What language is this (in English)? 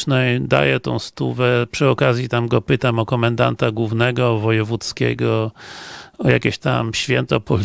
Polish